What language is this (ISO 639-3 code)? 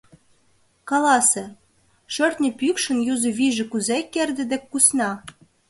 chm